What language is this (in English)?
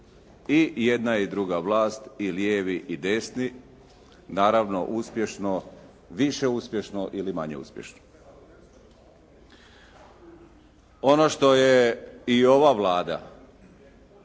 Croatian